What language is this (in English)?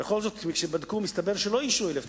Hebrew